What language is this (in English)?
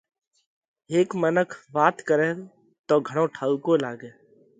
Parkari Koli